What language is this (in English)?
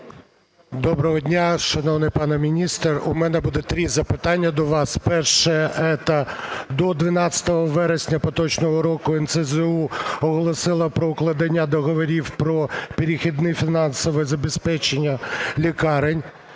Ukrainian